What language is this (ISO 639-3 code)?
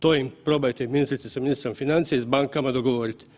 hrv